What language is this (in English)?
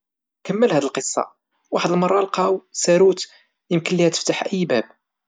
Moroccan Arabic